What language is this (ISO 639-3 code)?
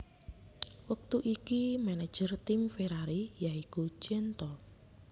jav